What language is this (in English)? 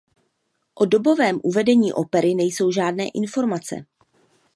Czech